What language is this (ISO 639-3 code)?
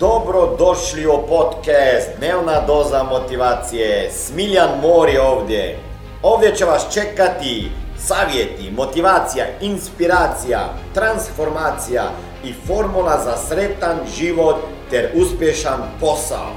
hrv